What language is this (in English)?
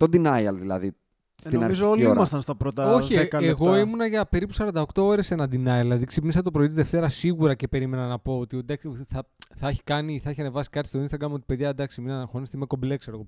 Greek